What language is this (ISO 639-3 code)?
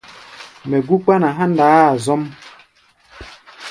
gba